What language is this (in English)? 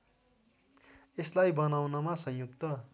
Nepali